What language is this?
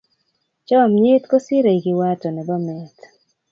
Kalenjin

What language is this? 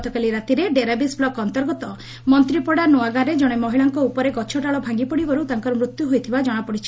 Odia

